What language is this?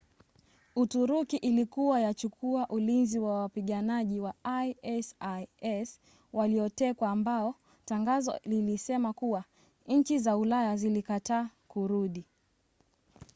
Swahili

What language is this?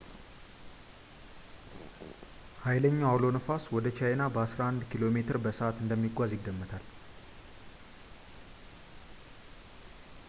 Amharic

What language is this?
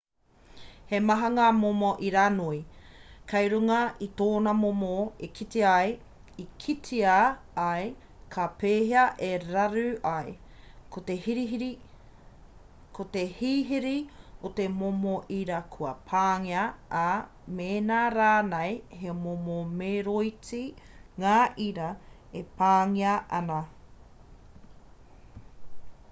Māori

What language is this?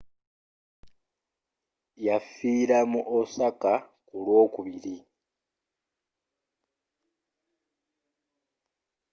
Ganda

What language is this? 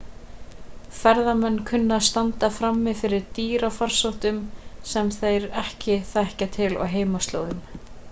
Icelandic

